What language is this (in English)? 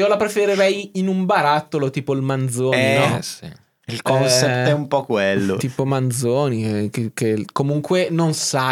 Italian